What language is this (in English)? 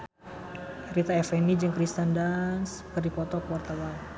Sundanese